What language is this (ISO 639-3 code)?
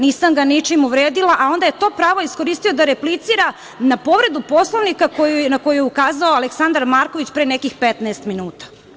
srp